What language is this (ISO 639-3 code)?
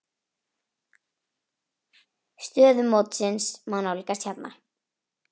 isl